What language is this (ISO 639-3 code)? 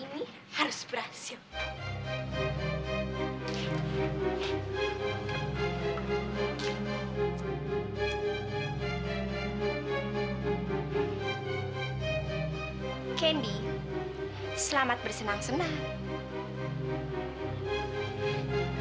ind